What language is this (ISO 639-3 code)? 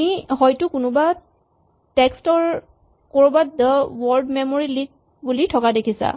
asm